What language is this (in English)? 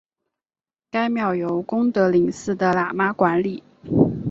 Chinese